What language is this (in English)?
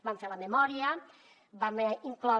Catalan